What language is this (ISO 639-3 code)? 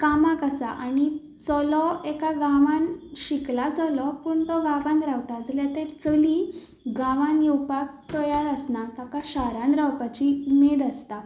kok